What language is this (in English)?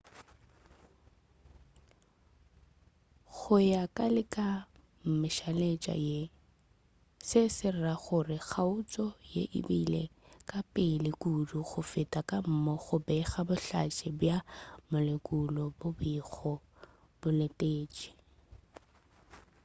Northern Sotho